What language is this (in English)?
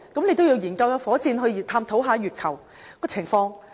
Cantonese